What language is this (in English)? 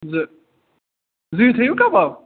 Kashmiri